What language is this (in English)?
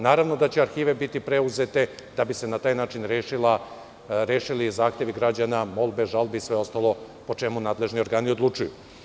Serbian